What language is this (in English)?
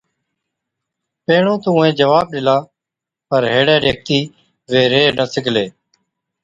Od